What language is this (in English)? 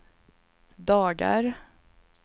Swedish